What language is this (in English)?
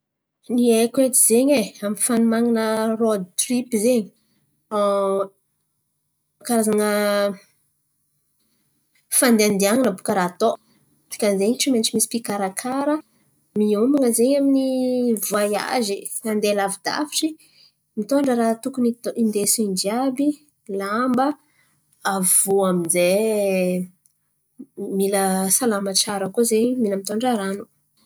Antankarana Malagasy